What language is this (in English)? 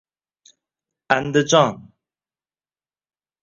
Uzbek